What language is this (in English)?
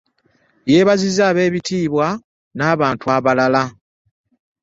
Ganda